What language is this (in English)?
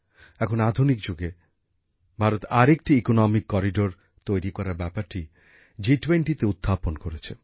Bangla